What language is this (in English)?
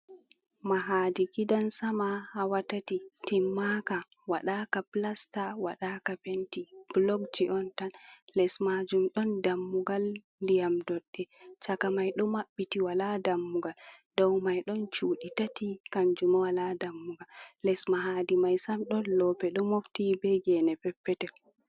Fula